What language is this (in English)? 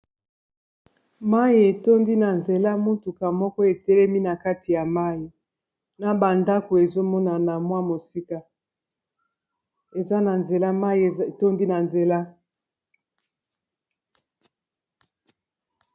Lingala